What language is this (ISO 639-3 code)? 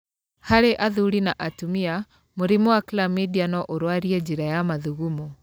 kik